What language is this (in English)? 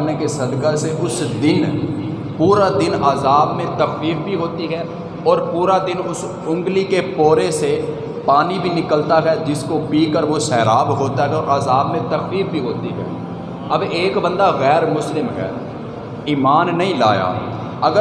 Urdu